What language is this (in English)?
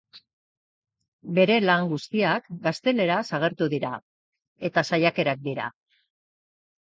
Basque